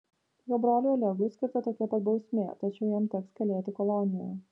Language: Lithuanian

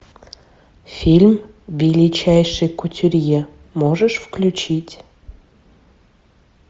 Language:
Russian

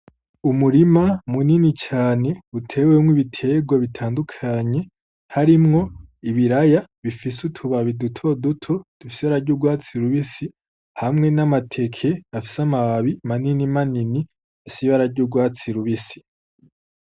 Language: Rundi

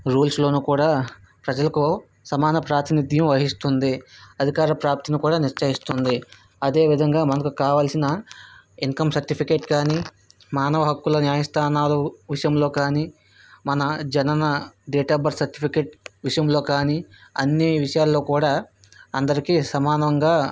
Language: Telugu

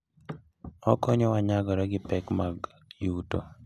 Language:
Luo (Kenya and Tanzania)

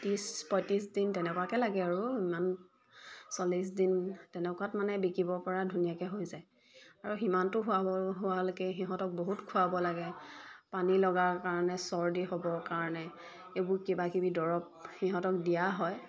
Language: Assamese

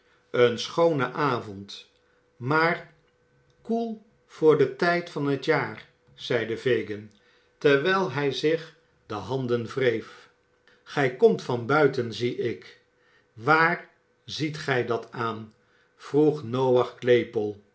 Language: Dutch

